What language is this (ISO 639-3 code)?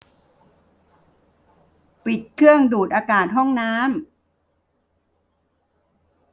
tha